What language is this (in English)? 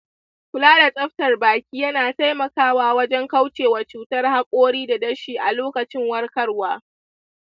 Hausa